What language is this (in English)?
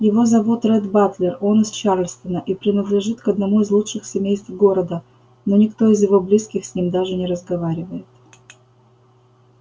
Russian